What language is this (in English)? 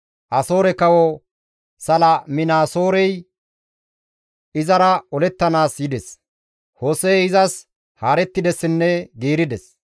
Gamo